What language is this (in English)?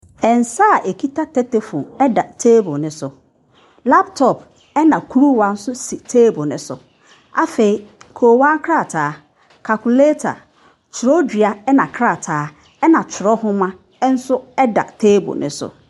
Akan